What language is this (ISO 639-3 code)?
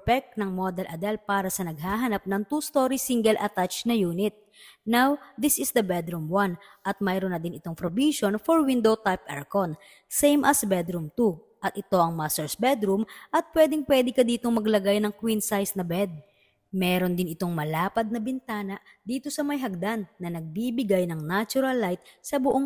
fil